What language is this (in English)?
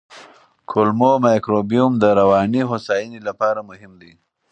Pashto